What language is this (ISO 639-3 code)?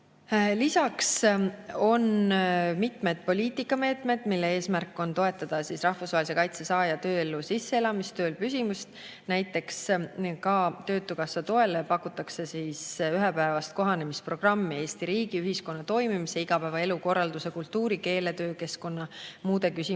est